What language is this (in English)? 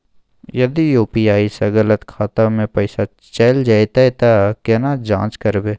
Maithili